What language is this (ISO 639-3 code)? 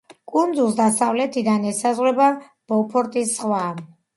kat